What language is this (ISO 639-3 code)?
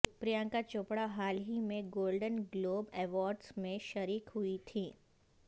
urd